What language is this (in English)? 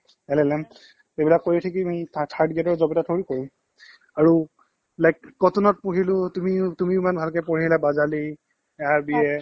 Assamese